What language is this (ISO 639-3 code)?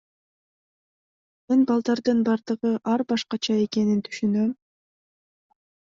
kir